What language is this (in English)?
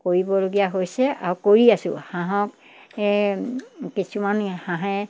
Assamese